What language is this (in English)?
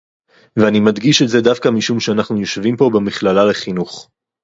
Hebrew